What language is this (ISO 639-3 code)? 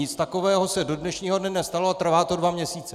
ces